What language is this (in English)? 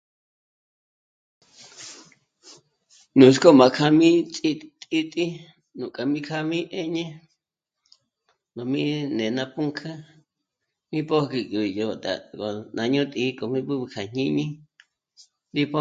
Michoacán Mazahua